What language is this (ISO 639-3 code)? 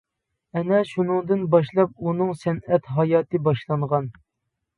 uig